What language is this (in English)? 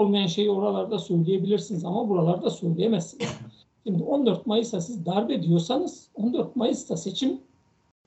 Turkish